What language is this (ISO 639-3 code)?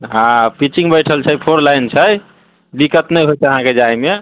mai